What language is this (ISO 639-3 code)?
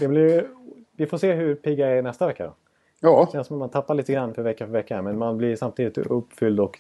swe